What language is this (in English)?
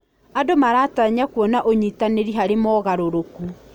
Kikuyu